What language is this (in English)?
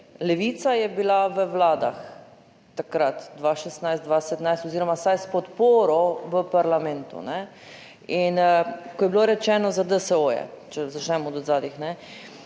Slovenian